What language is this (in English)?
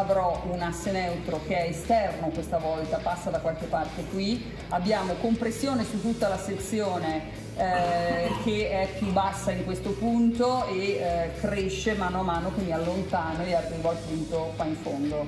Italian